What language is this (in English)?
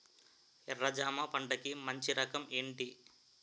Telugu